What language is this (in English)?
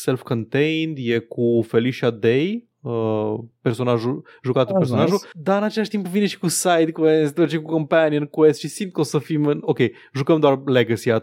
Romanian